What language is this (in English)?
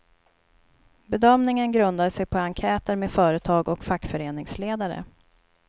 Swedish